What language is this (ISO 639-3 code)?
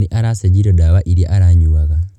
kik